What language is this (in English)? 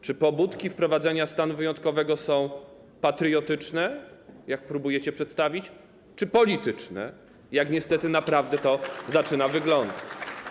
Polish